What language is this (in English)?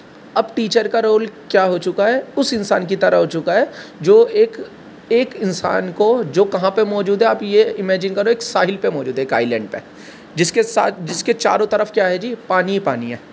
Urdu